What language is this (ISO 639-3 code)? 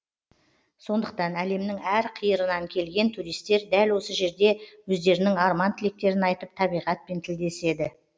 kaz